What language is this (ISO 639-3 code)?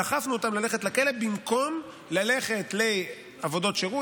heb